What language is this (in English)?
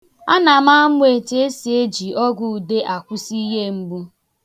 Igbo